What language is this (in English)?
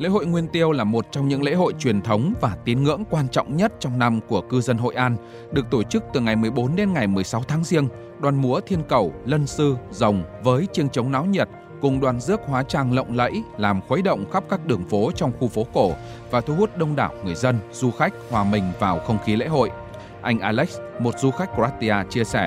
Vietnamese